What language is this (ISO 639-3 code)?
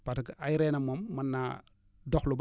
wol